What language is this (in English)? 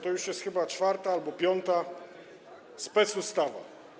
Polish